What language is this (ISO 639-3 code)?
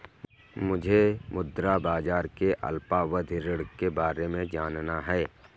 hin